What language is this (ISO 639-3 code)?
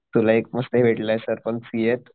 mar